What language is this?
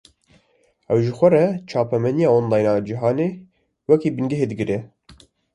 Kurdish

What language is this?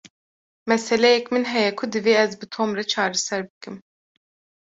Kurdish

